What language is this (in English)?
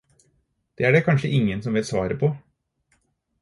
Norwegian Bokmål